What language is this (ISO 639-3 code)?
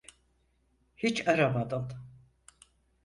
tur